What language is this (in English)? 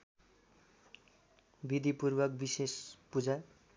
Nepali